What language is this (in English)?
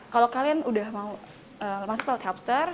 Indonesian